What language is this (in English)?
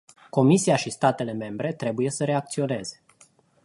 Romanian